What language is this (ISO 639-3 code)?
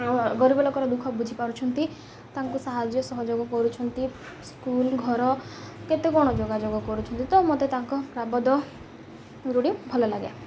ori